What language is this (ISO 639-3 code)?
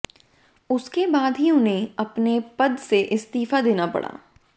hin